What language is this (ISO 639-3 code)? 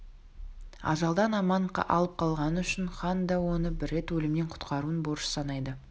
kaz